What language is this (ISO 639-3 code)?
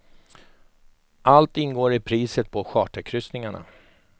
swe